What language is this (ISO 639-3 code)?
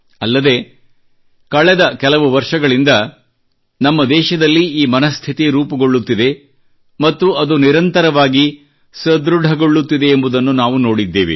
kan